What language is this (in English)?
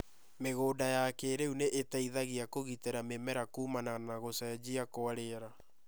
Kikuyu